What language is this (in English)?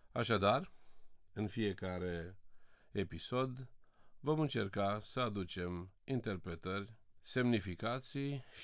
Romanian